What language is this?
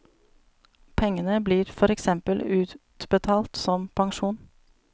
Norwegian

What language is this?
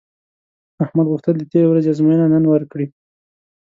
Pashto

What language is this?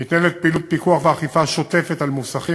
Hebrew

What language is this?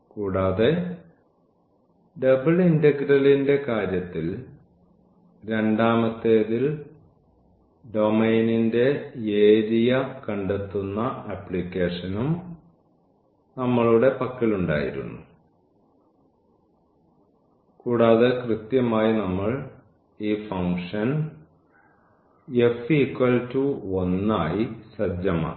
Malayalam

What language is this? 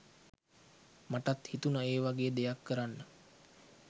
Sinhala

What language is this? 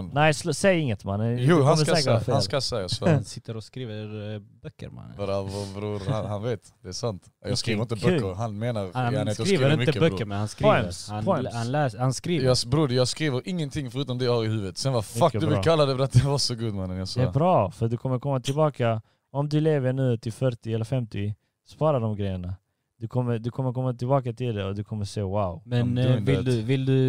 Swedish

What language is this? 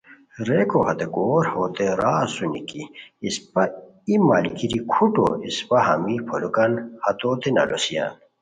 Khowar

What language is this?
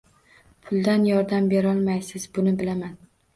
Uzbek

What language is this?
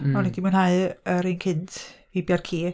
Welsh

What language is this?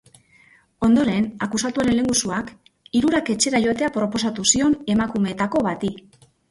Basque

